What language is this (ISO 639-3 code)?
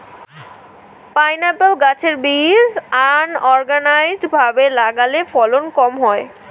ben